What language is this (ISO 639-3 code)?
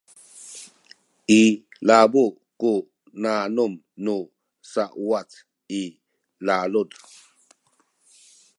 szy